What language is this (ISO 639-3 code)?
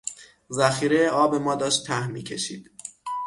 fas